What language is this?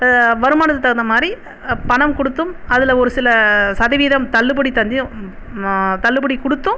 Tamil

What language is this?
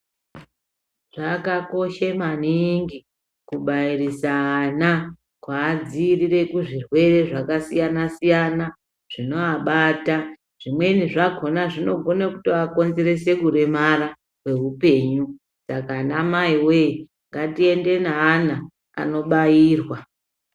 Ndau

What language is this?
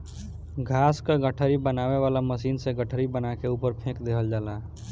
Bhojpuri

